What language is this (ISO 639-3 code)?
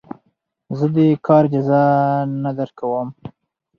pus